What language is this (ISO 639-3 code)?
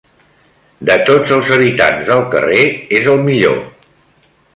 cat